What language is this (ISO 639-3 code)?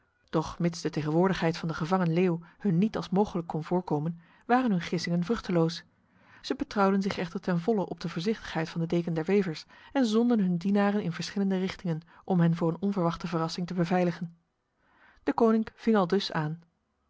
nld